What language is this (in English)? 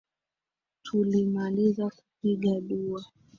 Swahili